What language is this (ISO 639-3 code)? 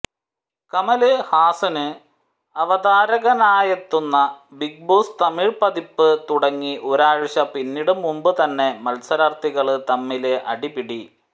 mal